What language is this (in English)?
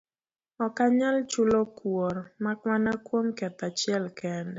Luo (Kenya and Tanzania)